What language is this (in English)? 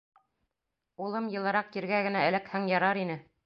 Bashkir